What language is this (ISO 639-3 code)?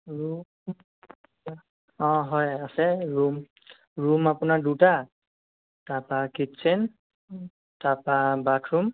asm